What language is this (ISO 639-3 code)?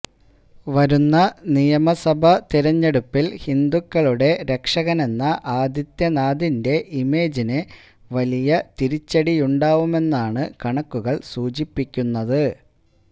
mal